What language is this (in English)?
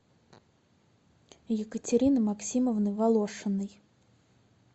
Russian